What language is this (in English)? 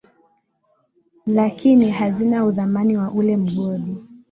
Swahili